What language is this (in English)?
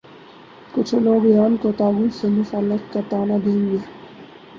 Urdu